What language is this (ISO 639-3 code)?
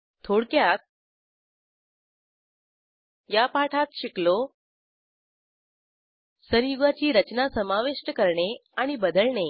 mar